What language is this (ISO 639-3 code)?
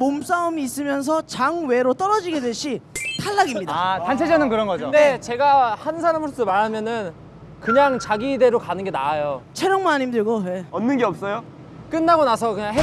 kor